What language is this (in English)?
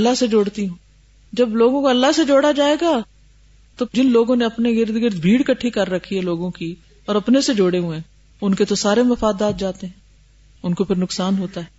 Urdu